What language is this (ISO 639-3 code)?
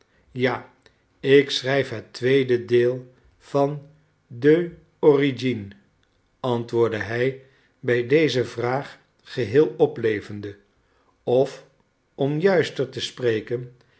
nld